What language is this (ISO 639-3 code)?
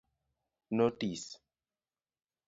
luo